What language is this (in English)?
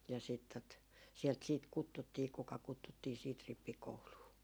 Finnish